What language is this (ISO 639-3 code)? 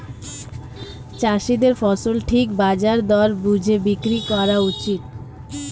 ben